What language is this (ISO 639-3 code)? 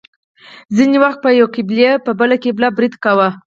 pus